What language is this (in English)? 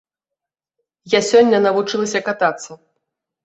Belarusian